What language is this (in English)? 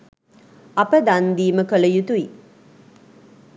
Sinhala